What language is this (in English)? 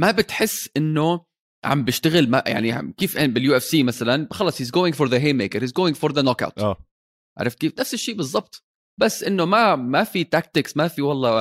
Arabic